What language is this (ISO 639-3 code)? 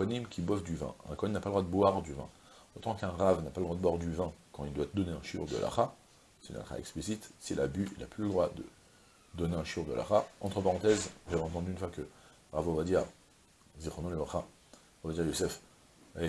fra